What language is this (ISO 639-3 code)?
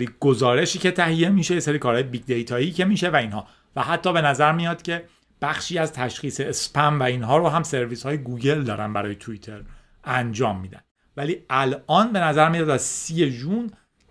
fas